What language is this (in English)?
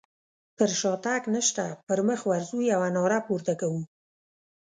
Pashto